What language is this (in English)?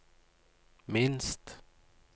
Norwegian